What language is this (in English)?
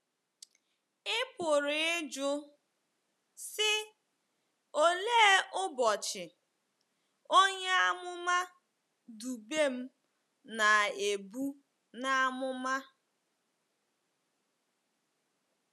Igbo